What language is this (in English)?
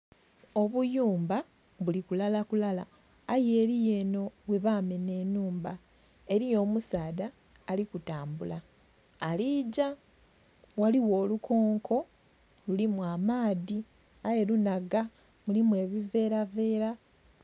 Soga